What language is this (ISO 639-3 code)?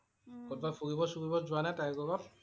asm